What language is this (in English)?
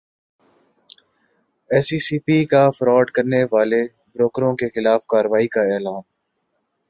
Urdu